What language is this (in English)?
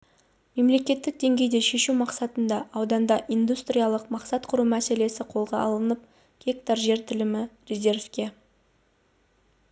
Kazakh